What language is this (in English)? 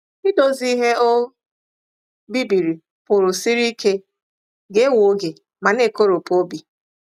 Igbo